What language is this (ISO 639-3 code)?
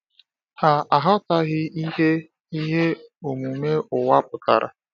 ibo